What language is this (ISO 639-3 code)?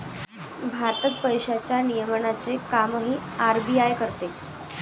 mar